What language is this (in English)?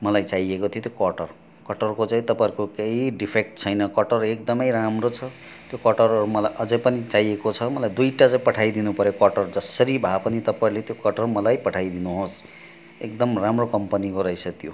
Nepali